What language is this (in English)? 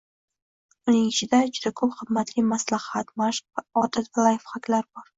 Uzbek